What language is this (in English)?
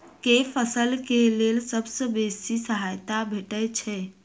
Maithili